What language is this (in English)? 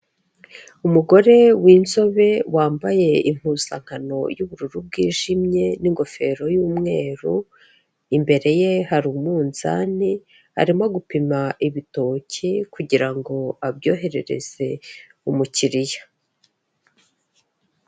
Kinyarwanda